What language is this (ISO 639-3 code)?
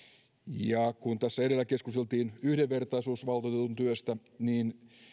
fin